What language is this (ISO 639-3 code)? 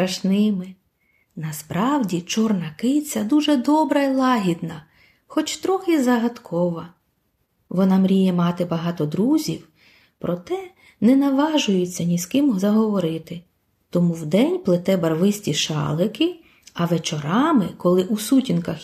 ukr